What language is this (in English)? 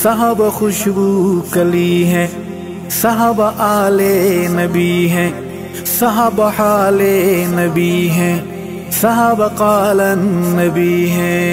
Arabic